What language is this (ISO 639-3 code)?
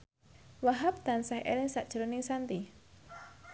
jav